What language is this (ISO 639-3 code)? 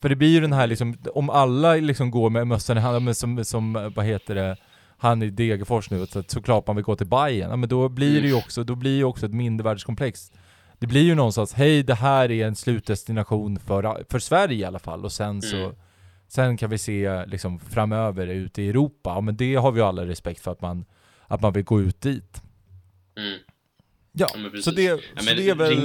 swe